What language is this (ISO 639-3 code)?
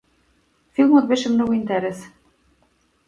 mkd